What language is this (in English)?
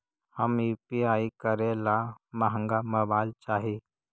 Magahi